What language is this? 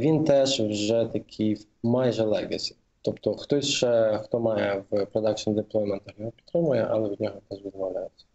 Ukrainian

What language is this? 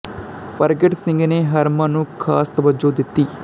Punjabi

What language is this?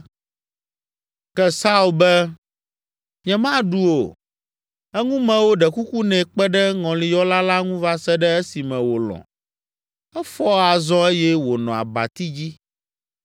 Ewe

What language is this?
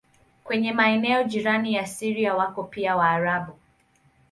Swahili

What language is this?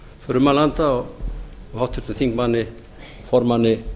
Icelandic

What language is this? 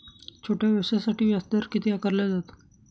Marathi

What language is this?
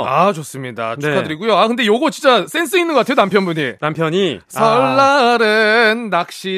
Korean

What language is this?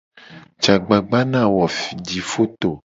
Gen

